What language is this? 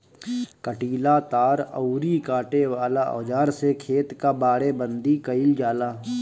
Bhojpuri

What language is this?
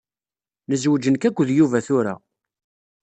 Kabyle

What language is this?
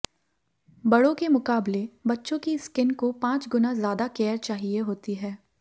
Hindi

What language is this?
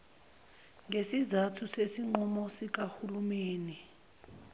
Zulu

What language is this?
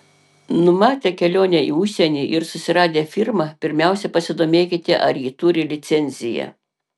Lithuanian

